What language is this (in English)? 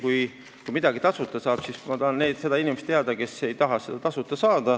Estonian